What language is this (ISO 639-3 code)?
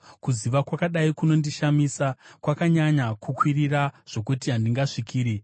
sna